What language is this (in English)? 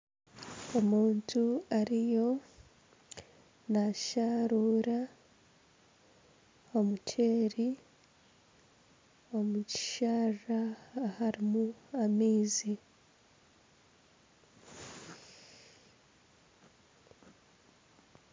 Nyankole